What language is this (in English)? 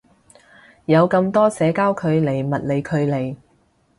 Cantonese